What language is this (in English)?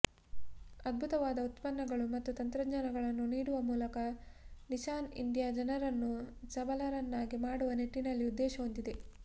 Kannada